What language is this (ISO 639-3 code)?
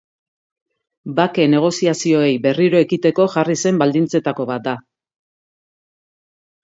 eus